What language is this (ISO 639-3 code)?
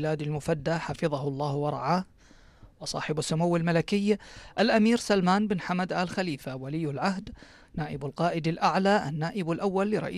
ara